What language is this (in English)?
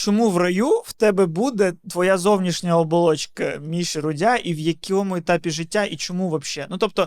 Ukrainian